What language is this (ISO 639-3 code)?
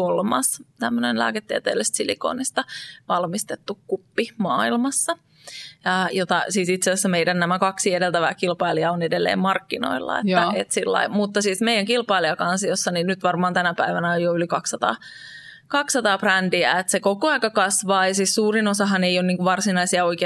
fin